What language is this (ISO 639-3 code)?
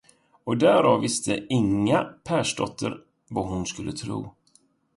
swe